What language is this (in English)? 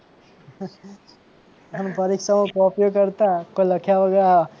Gujarati